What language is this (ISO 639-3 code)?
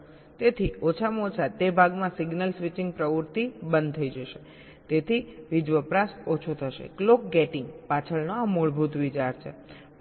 guj